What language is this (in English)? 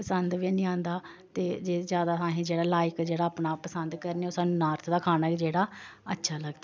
Dogri